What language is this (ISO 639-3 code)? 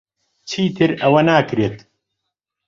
ckb